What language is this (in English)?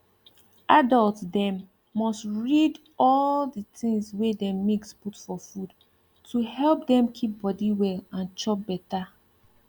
Nigerian Pidgin